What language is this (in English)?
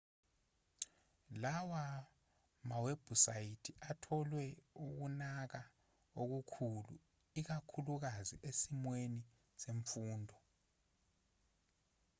Zulu